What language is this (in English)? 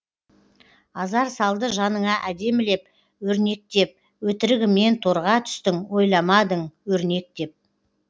Kazakh